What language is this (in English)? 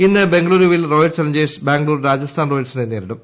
Malayalam